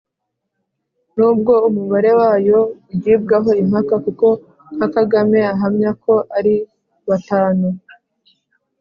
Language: Kinyarwanda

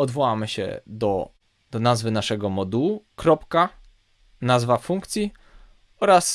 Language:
Polish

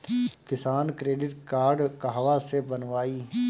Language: Bhojpuri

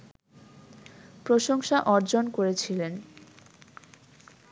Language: Bangla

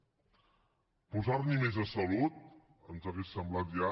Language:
Catalan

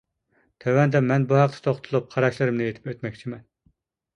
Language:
Uyghur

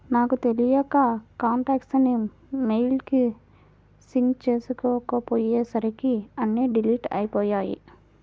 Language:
Telugu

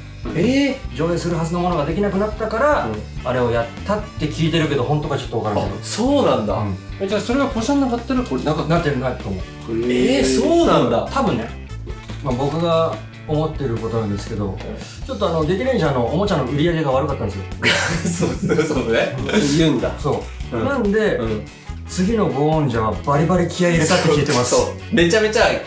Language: Japanese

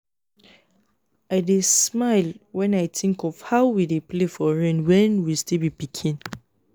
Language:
Nigerian Pidgin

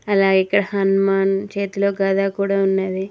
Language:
Telugu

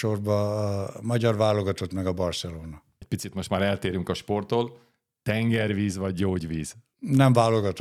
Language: Hungarian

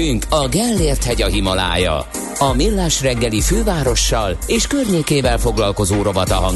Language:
Hungarian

